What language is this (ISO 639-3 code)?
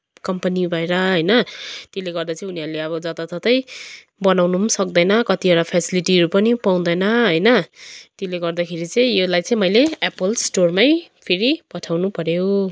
nep